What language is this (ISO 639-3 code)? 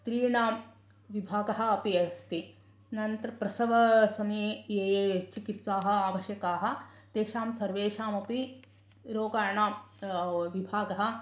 san